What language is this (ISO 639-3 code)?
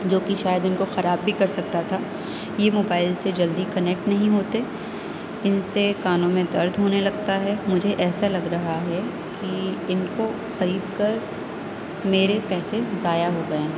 urd